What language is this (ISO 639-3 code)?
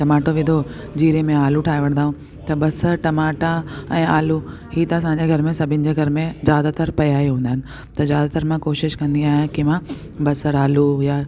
snd